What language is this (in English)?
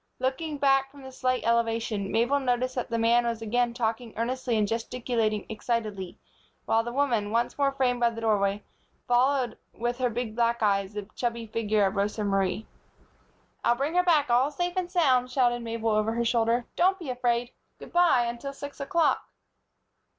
English